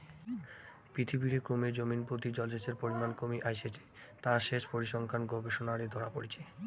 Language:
Bangla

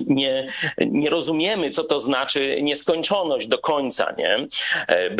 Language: Polish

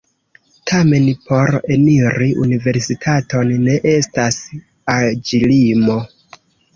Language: Esperanto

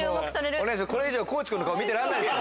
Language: Japanese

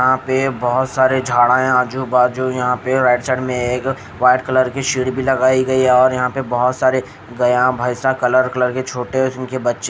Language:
Hindi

